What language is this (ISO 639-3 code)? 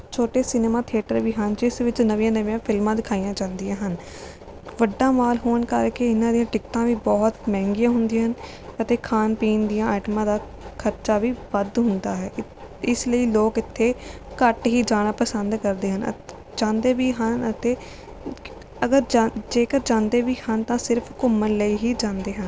pan